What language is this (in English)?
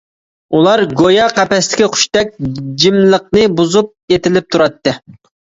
Uyghur